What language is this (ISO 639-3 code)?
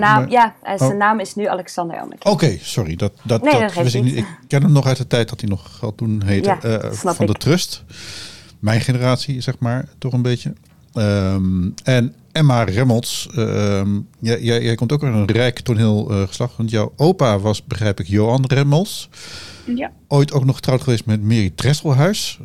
nld